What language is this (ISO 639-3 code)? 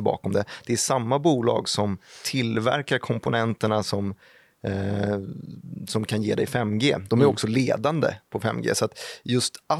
swe